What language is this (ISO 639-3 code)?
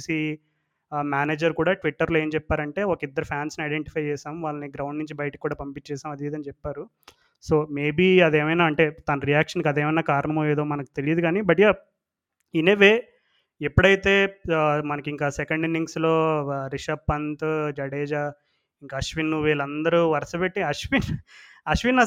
tel